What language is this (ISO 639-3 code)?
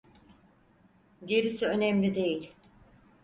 tur